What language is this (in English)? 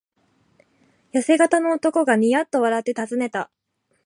Japanese